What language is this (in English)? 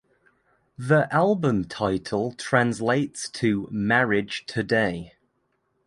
English